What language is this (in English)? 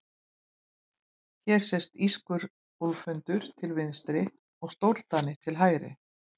Icelandic